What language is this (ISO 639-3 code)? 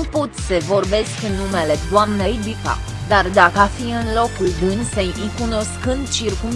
ron